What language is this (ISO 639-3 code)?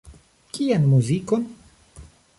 epo